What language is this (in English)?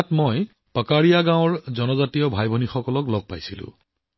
Assamese